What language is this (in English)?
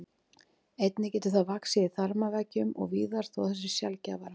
Icelandic